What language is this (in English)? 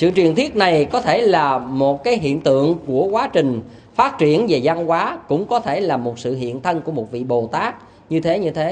Vietnamese